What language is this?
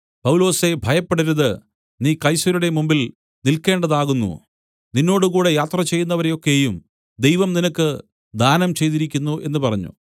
Malayalam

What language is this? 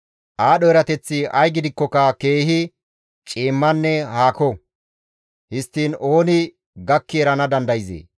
Gamo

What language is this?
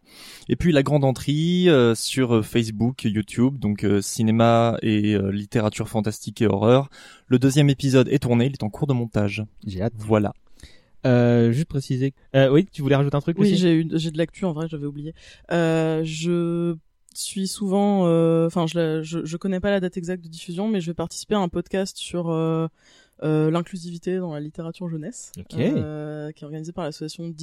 French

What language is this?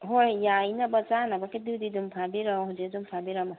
Manipuri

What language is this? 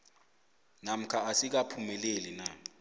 South Ndebele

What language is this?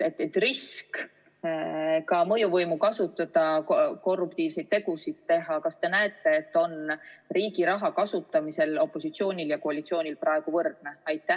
Estonian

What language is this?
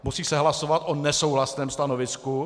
Czech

